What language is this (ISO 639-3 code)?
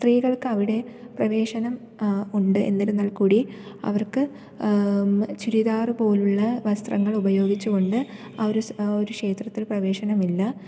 mal